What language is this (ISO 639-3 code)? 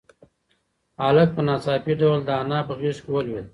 pus